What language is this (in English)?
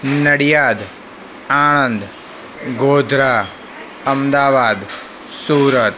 Gujarati